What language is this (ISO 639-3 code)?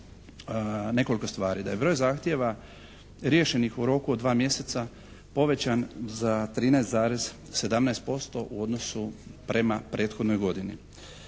hrv